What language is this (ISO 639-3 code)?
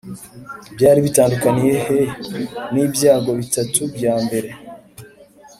kin